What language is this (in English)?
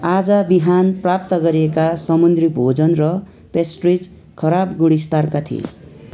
Nepali